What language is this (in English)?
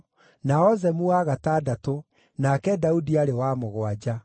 Kikuyu